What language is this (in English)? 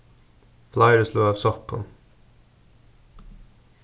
Faroese